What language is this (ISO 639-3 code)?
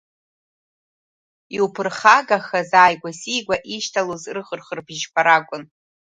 abk